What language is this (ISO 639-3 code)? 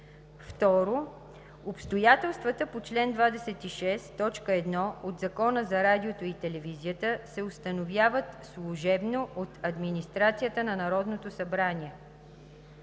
bul